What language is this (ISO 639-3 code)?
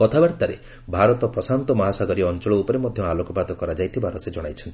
ori